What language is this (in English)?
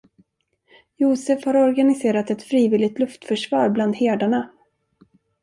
Swedish